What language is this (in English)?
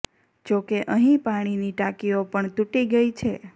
Gujarati